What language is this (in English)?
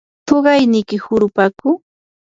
Yanahuanca Pasco Quechua